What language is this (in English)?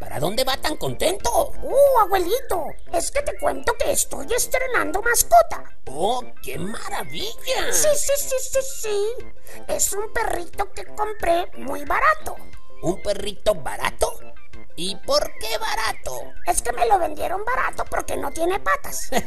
Spanish